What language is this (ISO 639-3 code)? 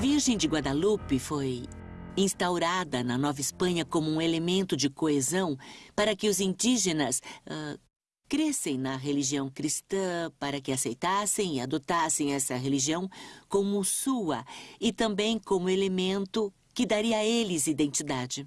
por